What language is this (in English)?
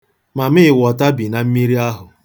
Igbo